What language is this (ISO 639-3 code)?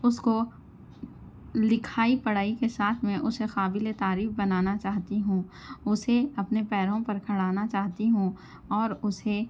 urd